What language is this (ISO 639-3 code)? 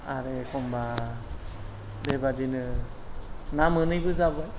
brx